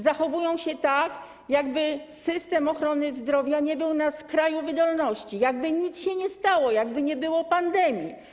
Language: Polish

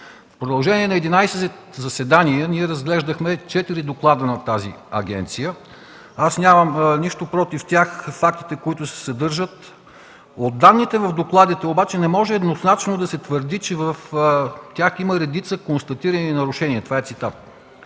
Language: Bulgarian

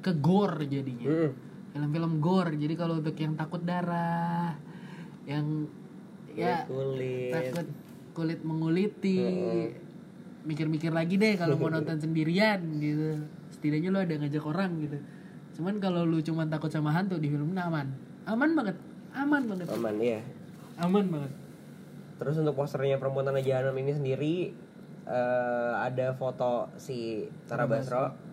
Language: Indonesian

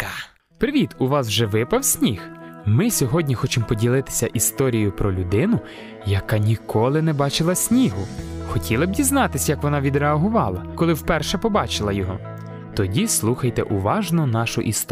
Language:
Ukrainian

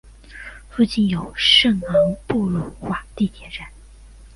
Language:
Chinese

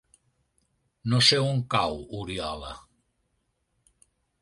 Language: Catalan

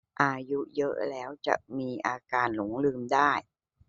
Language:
Thai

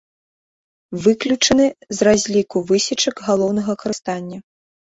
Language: Belarusian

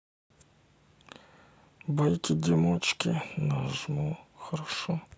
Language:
Russian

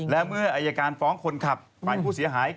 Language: Thai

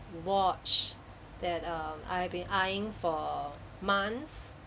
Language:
English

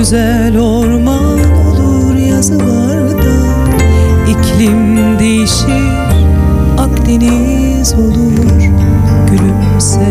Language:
Turkish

